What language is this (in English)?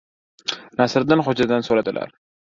Uzbek